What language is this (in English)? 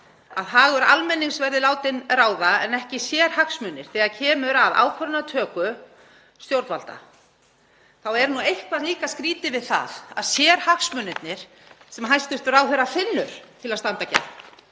Icelandic